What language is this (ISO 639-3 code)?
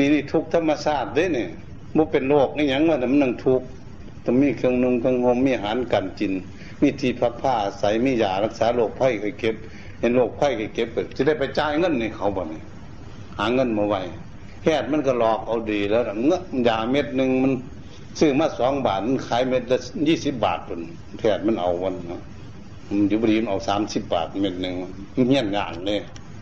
tha